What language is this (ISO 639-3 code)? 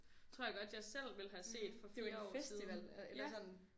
dan